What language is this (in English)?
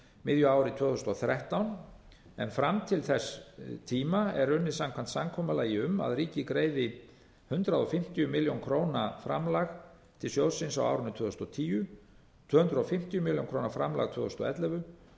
Icelandic